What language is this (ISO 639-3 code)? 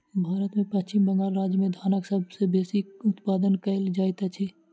mai